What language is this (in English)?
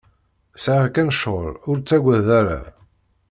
Kabyle